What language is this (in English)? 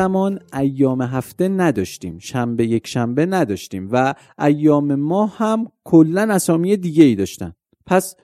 Persian